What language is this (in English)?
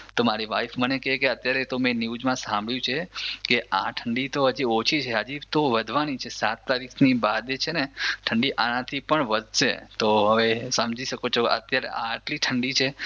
Gujarati